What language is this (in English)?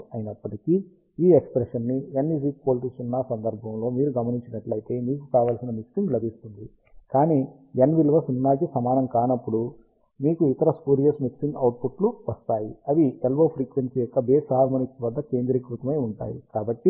Telugu